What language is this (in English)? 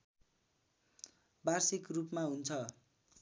Nepali